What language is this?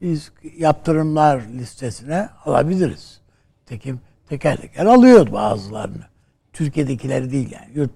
Turkish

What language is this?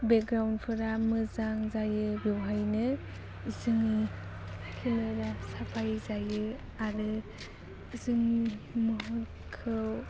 Bodo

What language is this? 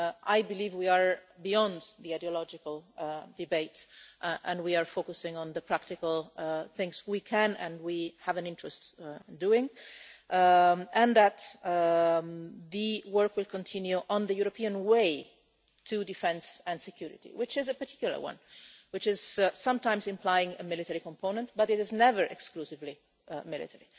English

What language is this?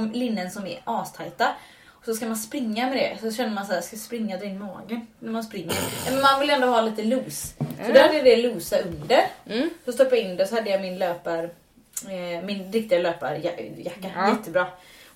Swedish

